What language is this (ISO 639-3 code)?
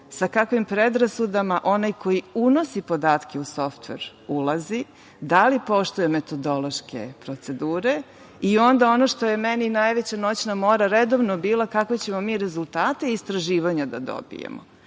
srp